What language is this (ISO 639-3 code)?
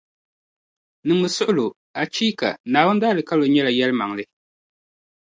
dag